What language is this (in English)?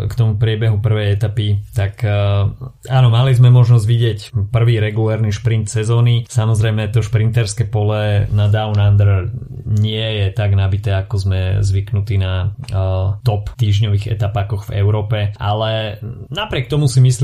Slovak